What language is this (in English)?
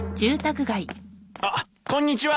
Japanese